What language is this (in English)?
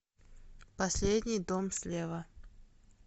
Russian